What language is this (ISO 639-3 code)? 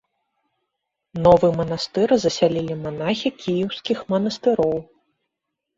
bel